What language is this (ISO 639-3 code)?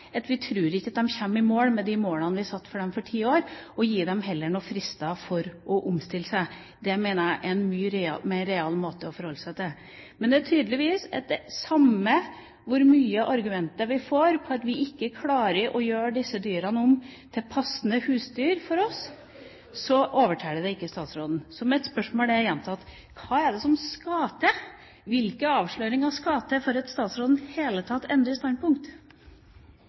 nob